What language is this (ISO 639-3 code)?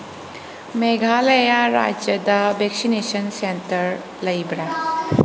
mni